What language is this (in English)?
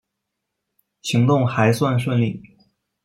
Chinese